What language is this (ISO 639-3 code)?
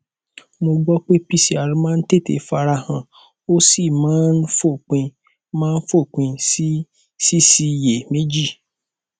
yor